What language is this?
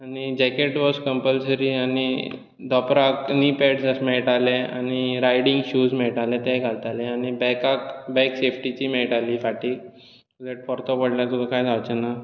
Konkani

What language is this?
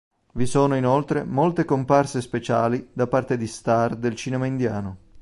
Italian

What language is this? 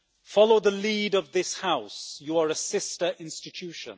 English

